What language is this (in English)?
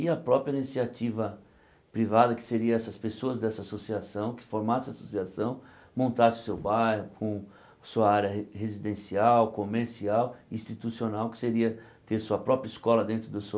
Portuguese